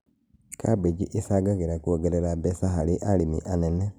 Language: Kikuyu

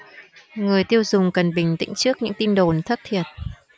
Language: Vietnamese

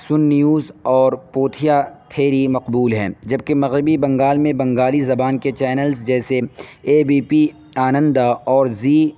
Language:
Urdu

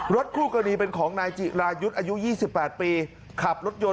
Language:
Thai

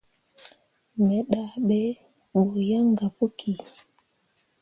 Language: Mundang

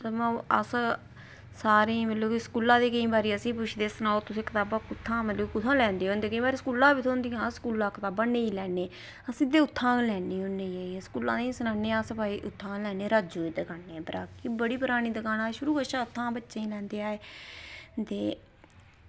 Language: Dogri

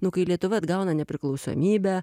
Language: Lithuanian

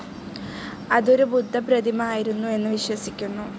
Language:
Malayalam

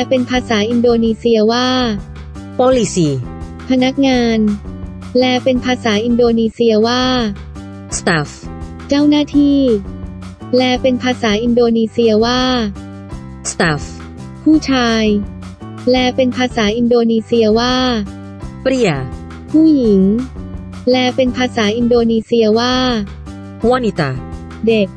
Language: Thai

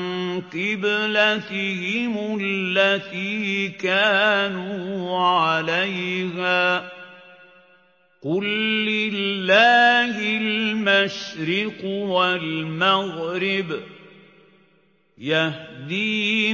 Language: Arabic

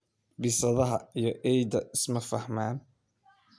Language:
Somali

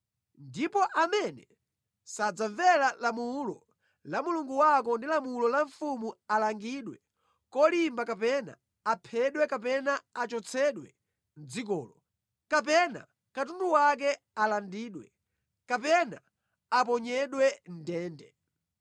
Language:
Nyanja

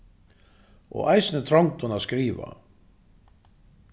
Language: Faroese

